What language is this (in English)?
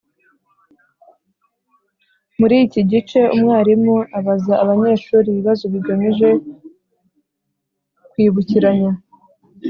Kinyarwanda